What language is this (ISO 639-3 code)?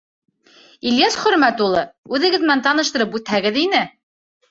bak